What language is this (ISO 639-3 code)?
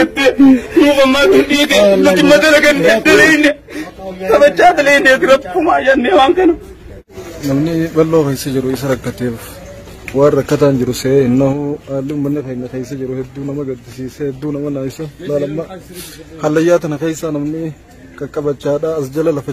ara